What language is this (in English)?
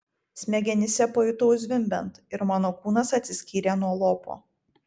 Lithuanian